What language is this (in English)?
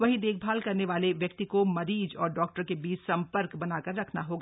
Hindi